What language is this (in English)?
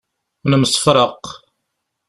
Kabyle